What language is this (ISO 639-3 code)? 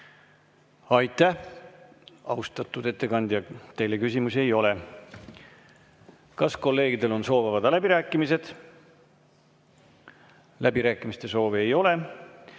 est